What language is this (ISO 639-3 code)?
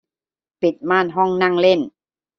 tha